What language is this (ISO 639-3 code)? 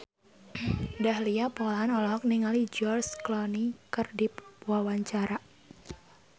sun